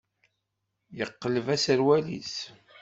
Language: Kabyle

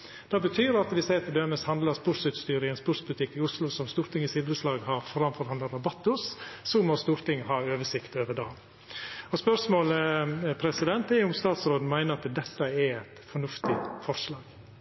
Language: Norwegian Nynorsk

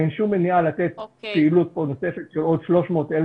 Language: Hebrew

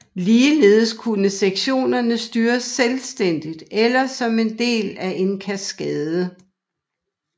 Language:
Danish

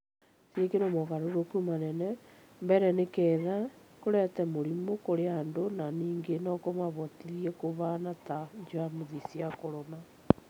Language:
Kikuyu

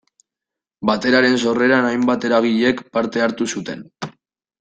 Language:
Basque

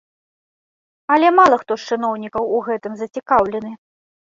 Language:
Belarusian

